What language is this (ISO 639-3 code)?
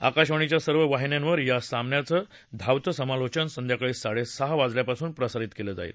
mar